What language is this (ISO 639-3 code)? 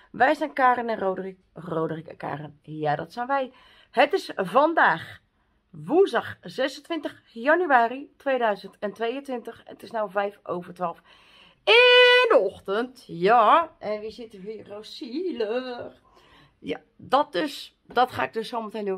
nld